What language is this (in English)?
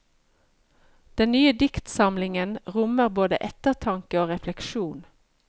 Norwegian